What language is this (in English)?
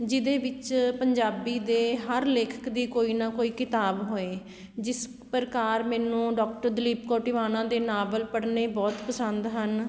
Punjabi